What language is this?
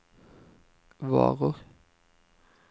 Norwegian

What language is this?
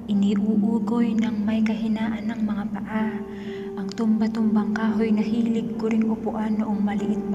Filipino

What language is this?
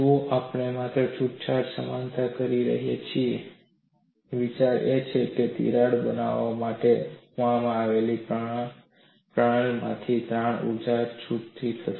Gujarati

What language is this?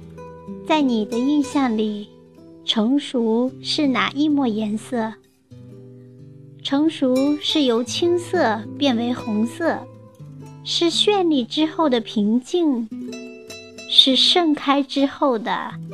Chinese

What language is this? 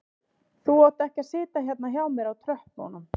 Icelandic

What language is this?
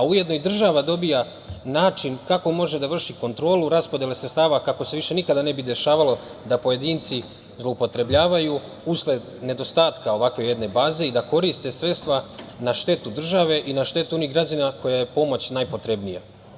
Serbian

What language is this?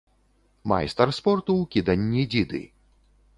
Belarusian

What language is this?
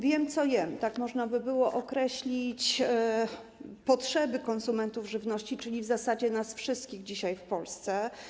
Polish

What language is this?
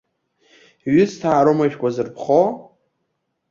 Abkhazian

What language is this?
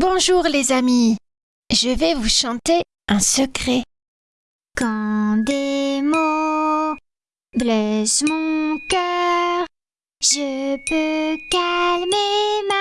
French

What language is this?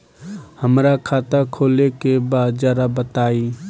Bhojpuri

